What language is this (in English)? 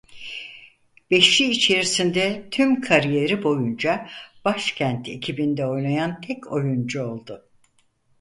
Turkish